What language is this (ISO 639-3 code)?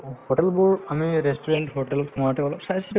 asm